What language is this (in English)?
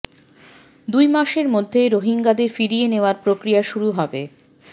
Bangla